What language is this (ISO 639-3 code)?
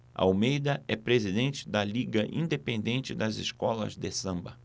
por